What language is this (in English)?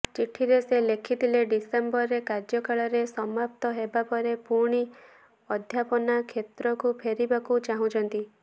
Odia